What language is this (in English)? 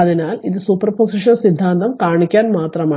Malayalam